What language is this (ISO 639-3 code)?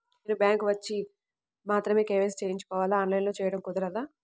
tel